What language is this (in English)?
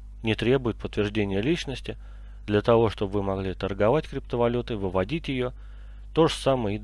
Russian